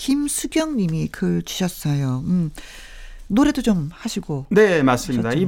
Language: Korean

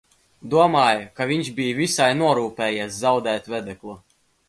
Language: Latvian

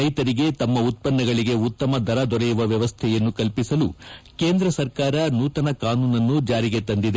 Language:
Kannada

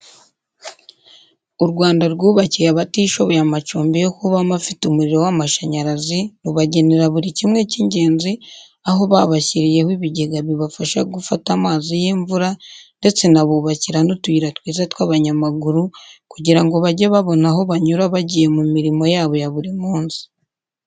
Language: Kinyarwanda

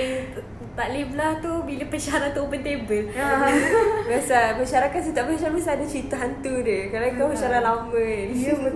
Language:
Malay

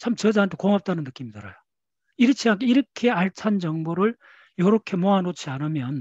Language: Korean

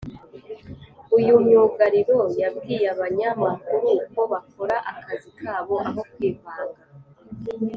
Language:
Kinyarwanda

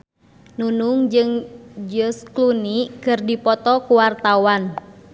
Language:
Sundanese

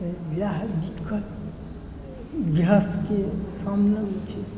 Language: Maithili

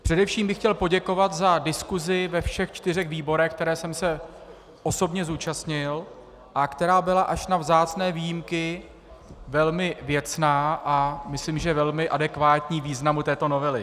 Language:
Czech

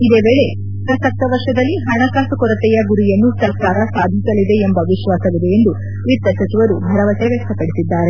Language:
Kannada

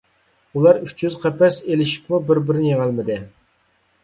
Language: Uyghur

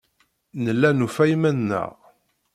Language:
Kabyle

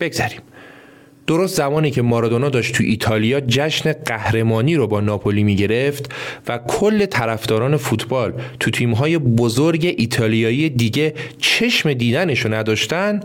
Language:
Persian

